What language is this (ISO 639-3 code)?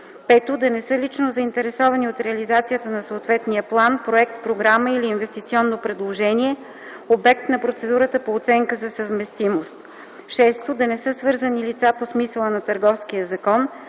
bul